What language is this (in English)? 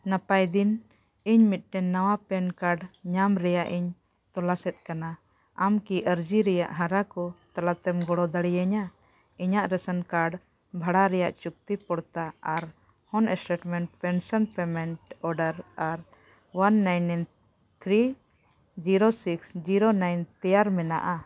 Santali